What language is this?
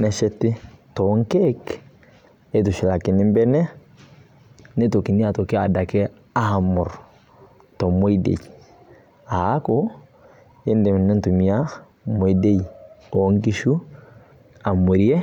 Masai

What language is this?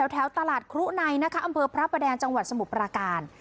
Thai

